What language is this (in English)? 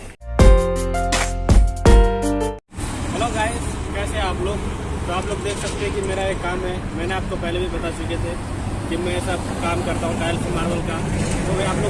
Hindi